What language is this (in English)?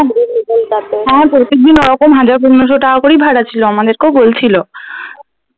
Bangla